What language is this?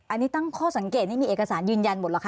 Thai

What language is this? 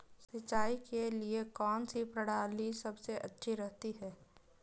Hindi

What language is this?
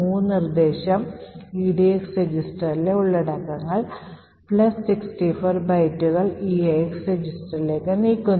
Malayalam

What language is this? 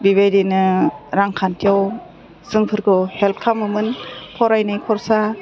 Bodo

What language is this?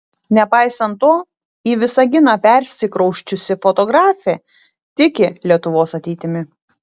Lithuanian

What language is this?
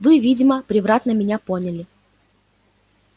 Russian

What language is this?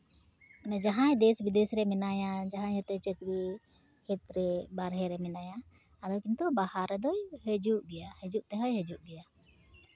Santali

